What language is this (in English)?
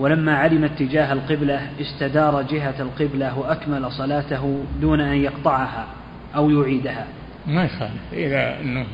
Arabic